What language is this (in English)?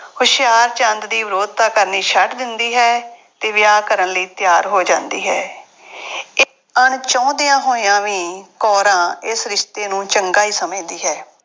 Punjabi